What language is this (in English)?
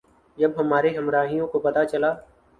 Urdu